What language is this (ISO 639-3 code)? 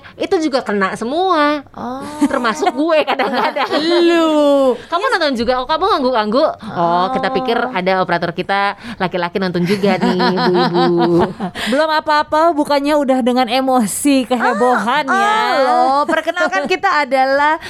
ind